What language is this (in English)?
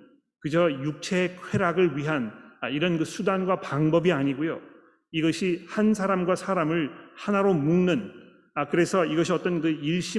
Korean